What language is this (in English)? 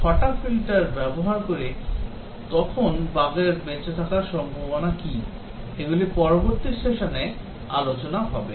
Bangla